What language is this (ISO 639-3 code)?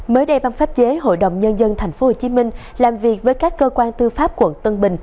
vie